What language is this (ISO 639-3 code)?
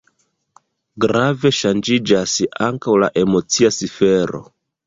epo